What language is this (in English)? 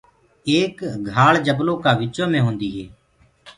Gurgula